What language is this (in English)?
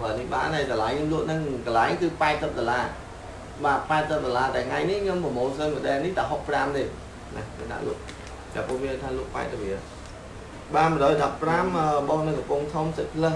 Vietnamese